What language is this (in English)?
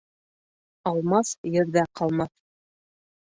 Bashkir